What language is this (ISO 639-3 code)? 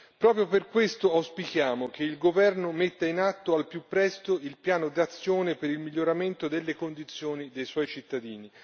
ita